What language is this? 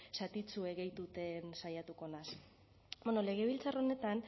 Basque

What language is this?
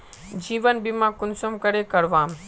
Magahi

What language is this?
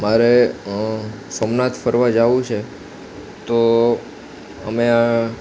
Gujarati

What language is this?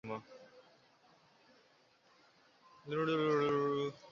Chinese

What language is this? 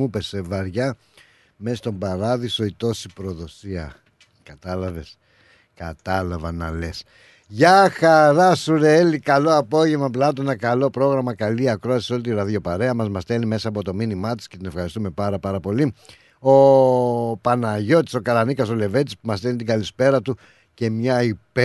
Greek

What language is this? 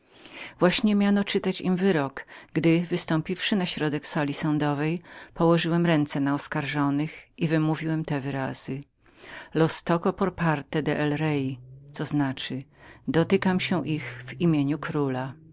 Polish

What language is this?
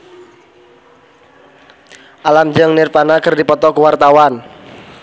Sundanese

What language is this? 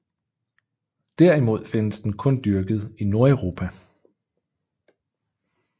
Danish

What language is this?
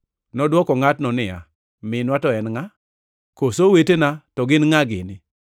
Luo (Kenya and Tanzania)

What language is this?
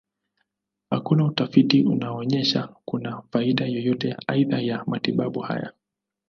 Swahili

